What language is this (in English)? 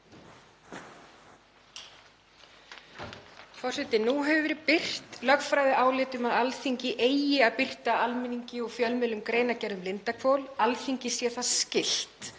Icelandic